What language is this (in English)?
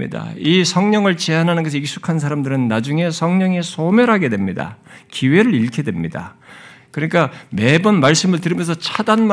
Korean